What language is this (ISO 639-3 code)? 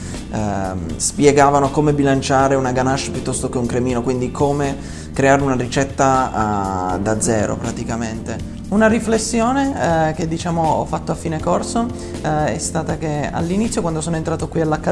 ita